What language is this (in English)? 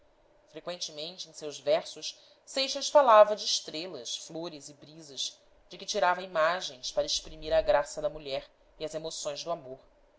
Portuguese